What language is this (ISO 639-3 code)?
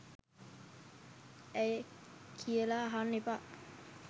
sin